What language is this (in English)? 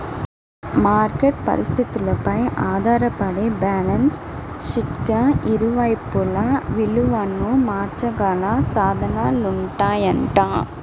Telugu